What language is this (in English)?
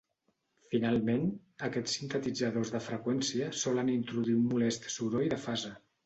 Catalan